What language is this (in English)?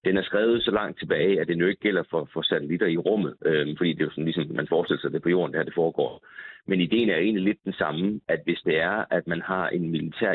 Danish